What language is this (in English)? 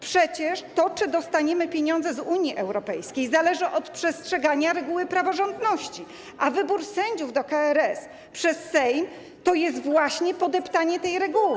Polish